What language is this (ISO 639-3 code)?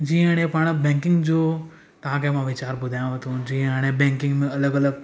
snd